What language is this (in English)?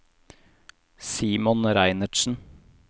Norwegian